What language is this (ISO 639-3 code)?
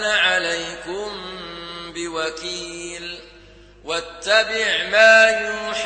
ara